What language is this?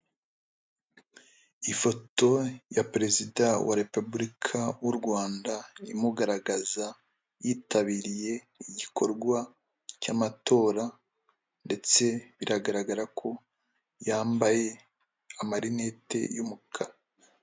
Kinyarwanda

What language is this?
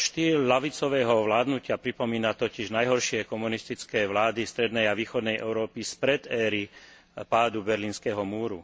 Slovak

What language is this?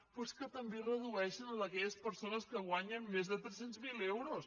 Catalan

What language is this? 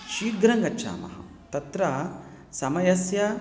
Sanskrit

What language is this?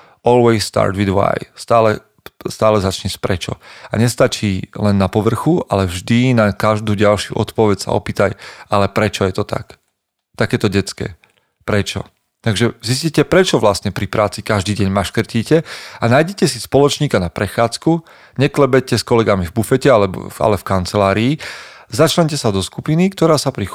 Slovak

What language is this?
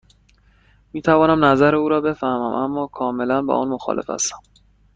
Persian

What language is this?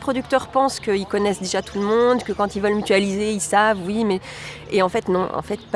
French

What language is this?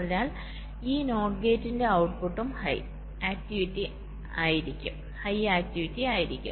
Malayalam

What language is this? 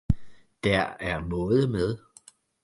Danish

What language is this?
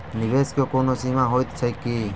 Maithili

